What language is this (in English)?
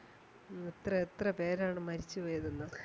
Malayalam